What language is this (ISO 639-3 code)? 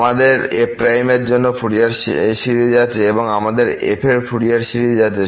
ben